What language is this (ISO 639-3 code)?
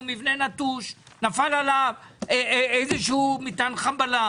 heb